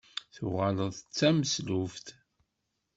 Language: Kabyle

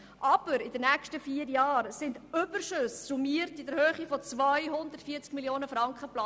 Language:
Swiss German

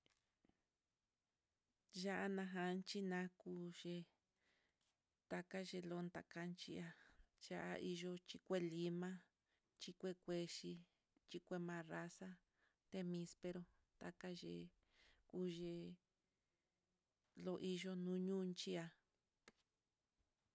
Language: Mitlatongo Mixtec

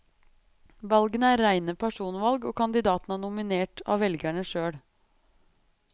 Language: Norwegian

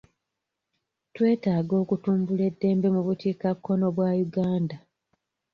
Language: Ganda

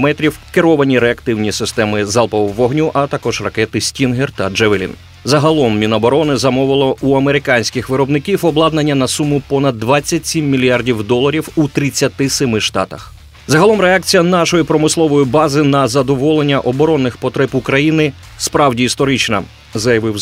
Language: Ukrainian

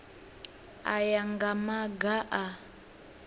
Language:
Venda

